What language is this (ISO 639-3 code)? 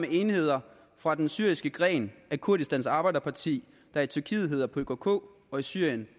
dan